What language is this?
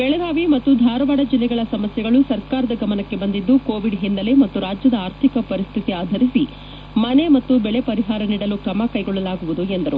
Kannada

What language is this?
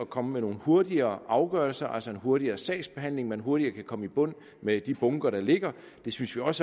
Danish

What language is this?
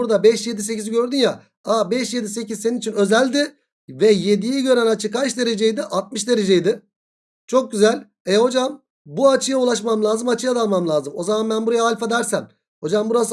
Turkish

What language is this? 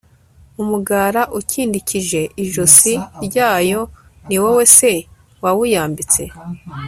Kinyarwanda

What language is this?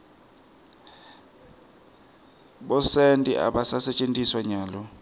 Swati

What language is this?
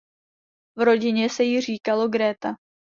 Czech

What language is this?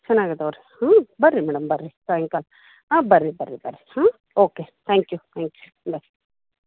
Kannada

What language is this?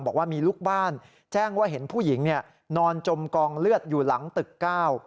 Thai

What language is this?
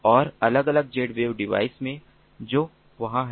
Hindi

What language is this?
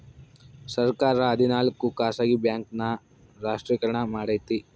Kannada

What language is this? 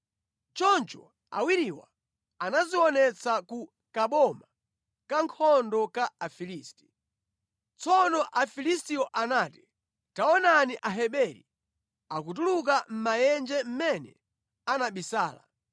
Nyanja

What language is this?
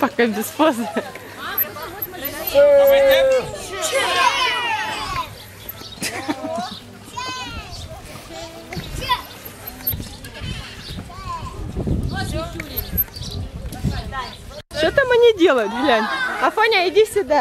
Russian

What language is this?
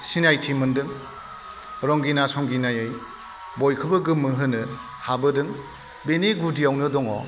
Bodo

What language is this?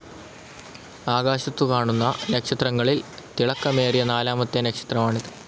Malayalam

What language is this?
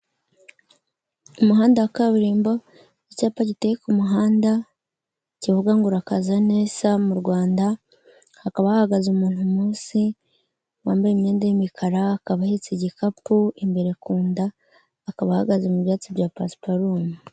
Kinyarwanda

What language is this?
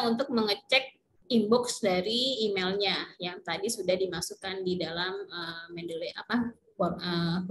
Indonesian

